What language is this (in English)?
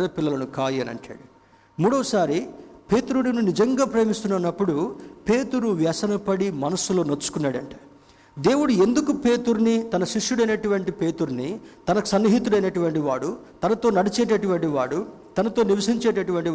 Telugu